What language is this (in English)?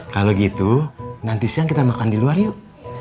Indonesian